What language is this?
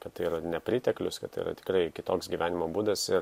Lithuanian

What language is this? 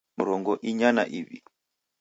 Taita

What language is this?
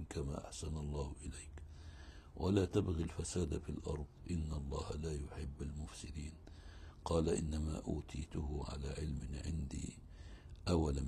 Arabic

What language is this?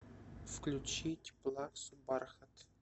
Russian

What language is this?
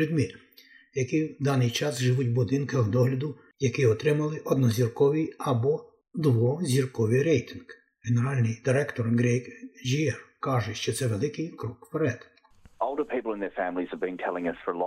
Ukrainian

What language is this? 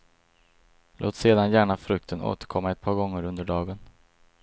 Swedish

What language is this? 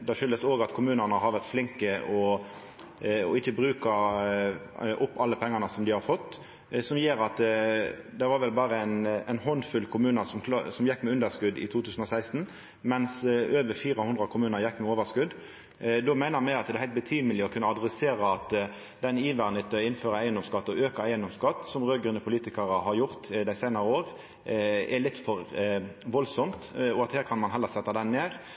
Norwegian Nynorsk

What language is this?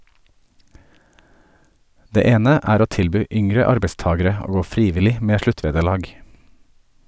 Norwegian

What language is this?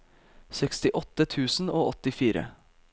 Norwegian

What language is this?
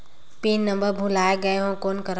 Chhattisgarhi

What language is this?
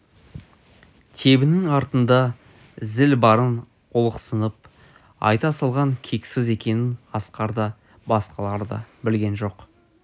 Kazakh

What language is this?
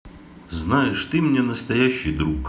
Russian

